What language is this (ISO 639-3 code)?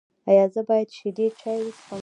pus